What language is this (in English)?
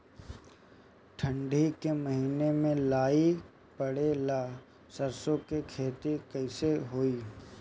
Bhojpuri